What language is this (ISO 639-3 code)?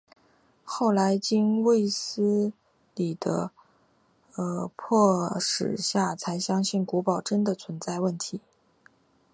zho